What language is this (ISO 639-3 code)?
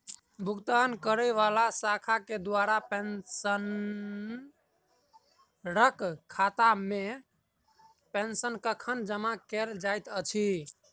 mai